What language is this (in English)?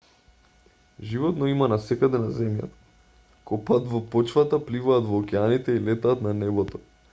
Macedonian